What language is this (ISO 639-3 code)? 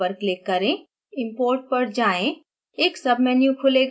hin